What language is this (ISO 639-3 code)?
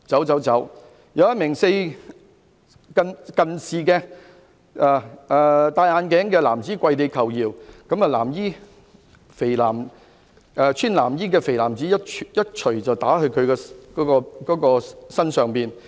yue